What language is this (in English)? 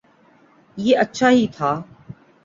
Urdu